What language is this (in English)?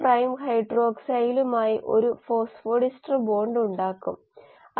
Malayalam